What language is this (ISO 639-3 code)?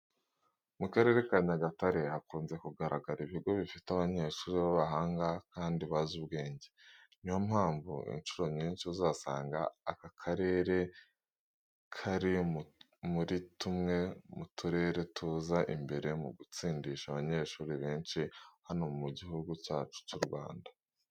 kin